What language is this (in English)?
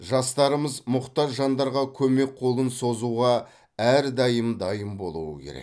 Kazakh